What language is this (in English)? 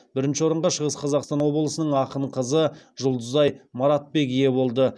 Kazakh